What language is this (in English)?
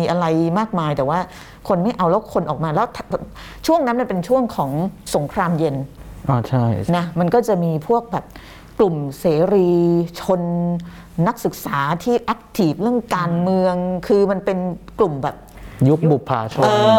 Thai